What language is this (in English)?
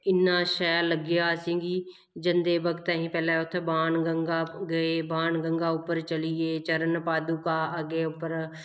Dogri